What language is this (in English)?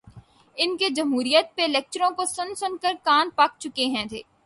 Urdu